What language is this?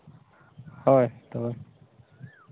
Santali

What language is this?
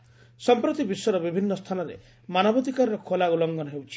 Odia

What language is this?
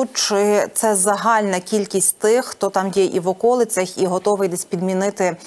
Ukrainian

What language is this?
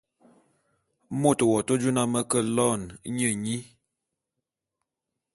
Bulu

